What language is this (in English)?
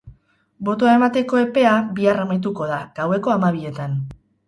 Basque